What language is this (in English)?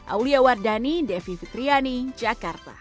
Indonesian